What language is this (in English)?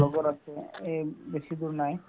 Assamese